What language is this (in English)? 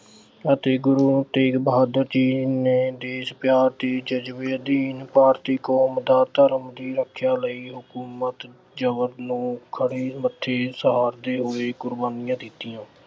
Punjabi